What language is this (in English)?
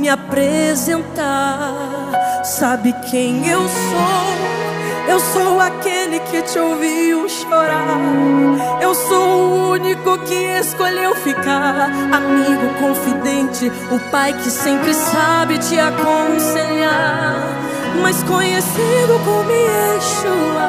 Portuguese